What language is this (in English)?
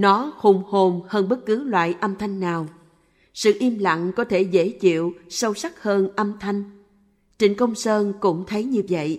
Vietnamese